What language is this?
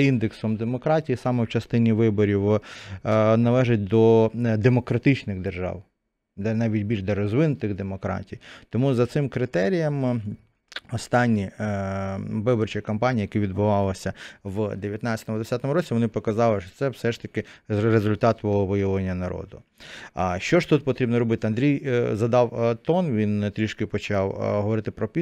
Ukrainian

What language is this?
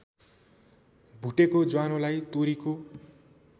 Nepali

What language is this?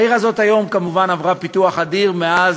Hebrew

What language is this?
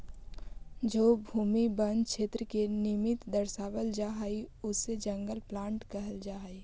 Magahi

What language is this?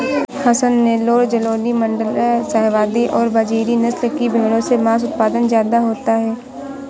Hindi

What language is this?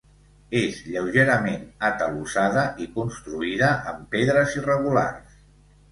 Catalan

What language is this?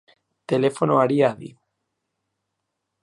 Basque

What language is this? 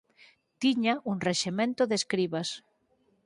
Galician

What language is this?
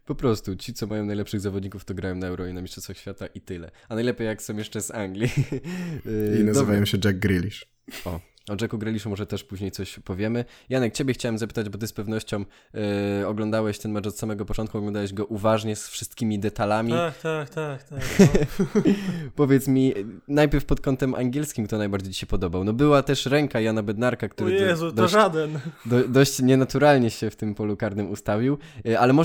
Polish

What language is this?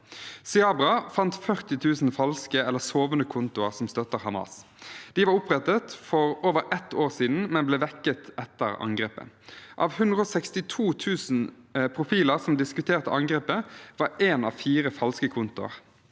Norwegian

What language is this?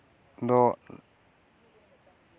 Santali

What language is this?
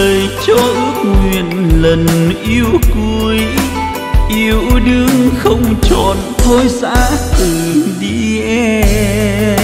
Vietnamese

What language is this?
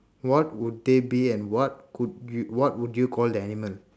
English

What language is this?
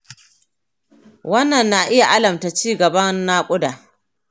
Hausa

